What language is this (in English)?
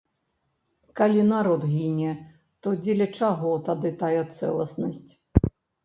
Belarusian